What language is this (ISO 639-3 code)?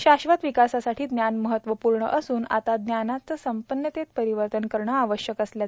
mar